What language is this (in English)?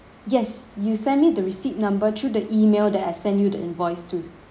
English